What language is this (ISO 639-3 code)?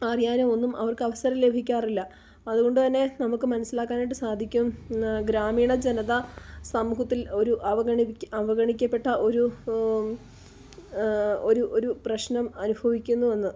mal